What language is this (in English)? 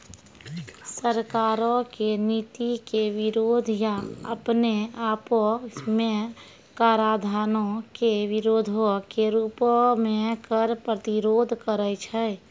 Maithili